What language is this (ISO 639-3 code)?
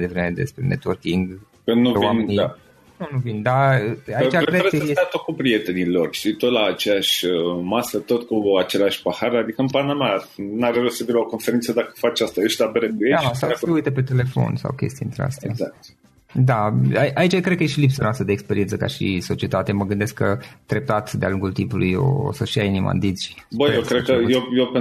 ron